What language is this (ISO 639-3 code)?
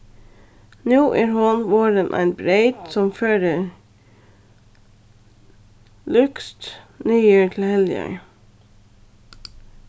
fao